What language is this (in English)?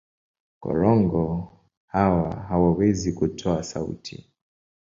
Swahili